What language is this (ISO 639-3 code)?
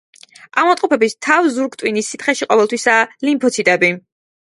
kat